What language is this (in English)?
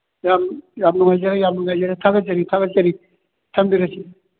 Manipuri